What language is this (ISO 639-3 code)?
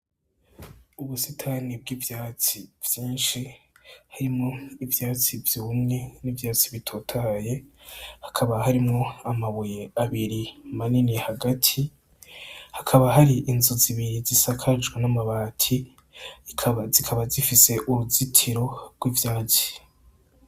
run